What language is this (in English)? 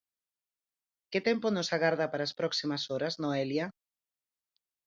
Galician